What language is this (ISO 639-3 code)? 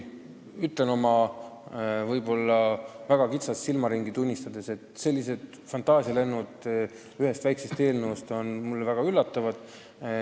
est